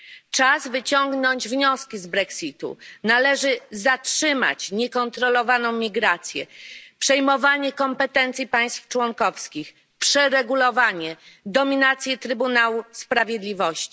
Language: Polish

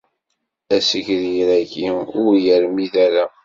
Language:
Kabyle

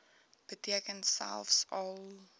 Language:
Afrikaans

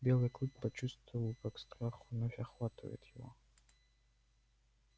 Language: Russian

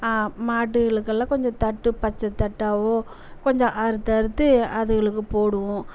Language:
Tamil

